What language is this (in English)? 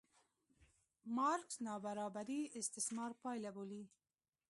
Pashto